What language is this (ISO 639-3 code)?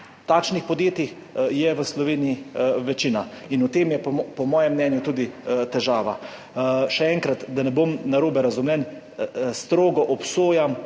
slv